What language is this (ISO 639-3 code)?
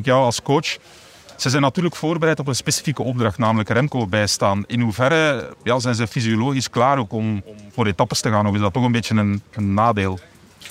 nld